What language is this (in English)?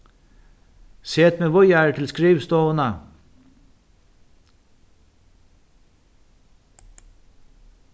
Faroese